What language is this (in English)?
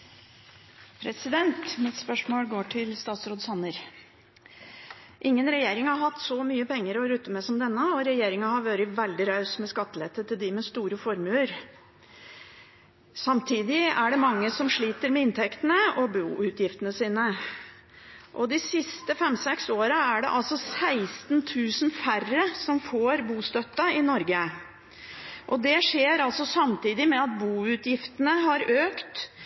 Norwegian Bokmål